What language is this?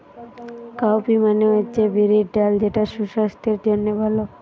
Bangla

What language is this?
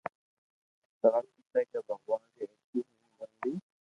Loarki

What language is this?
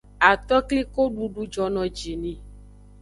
Aja (Benin)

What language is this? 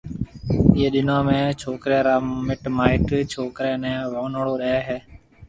Marwari (Pakistan)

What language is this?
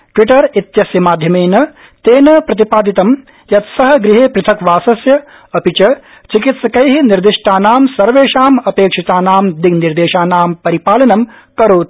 Sanskrit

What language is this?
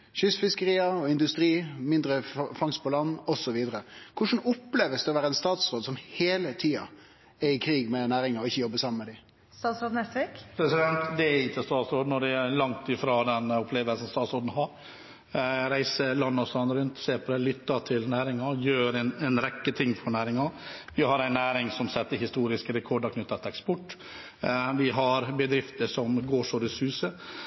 Norwegian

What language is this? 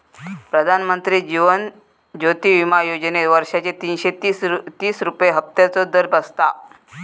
Marathi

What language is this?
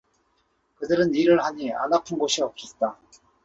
Korean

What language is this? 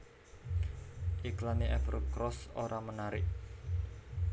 Javanese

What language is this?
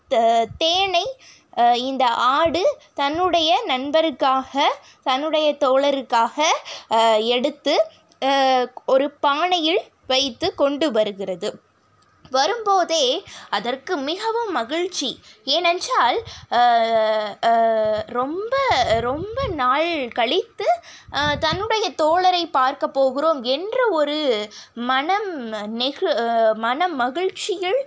Tamil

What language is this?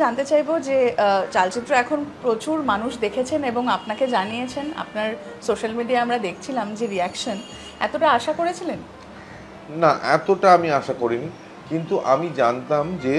Bangla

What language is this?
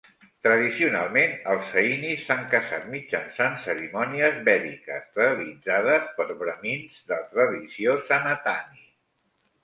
Catalan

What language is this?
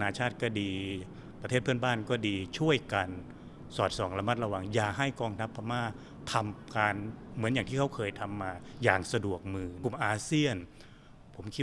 Thai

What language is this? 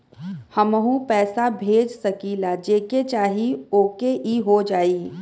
Bhojpuri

